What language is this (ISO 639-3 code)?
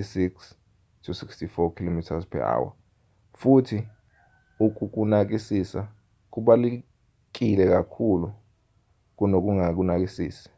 zul